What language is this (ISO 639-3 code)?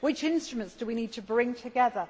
eng